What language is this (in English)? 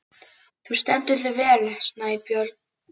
Icelandic